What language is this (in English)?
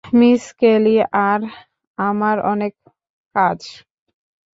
Bangla